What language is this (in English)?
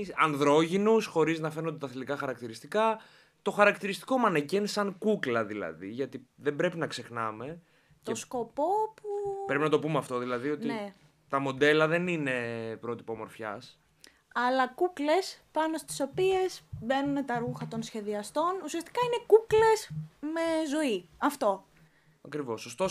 Greek